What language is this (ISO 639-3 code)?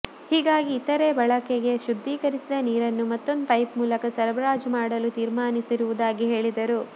kan